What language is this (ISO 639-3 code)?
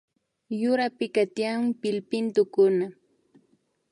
qvi